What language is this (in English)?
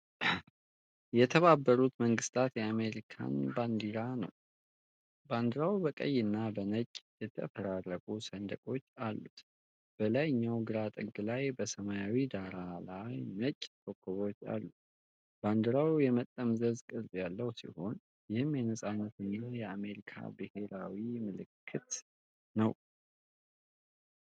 Amharic